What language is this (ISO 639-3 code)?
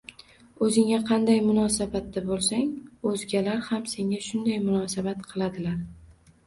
uzb